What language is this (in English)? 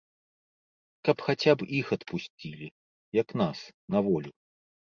Belarusian